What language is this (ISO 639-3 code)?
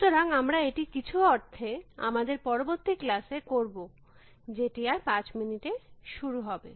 ben